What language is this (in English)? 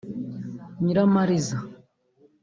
Kinyarwanda